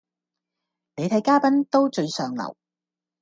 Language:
Cantonese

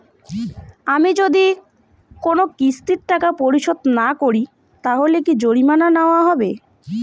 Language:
Bangla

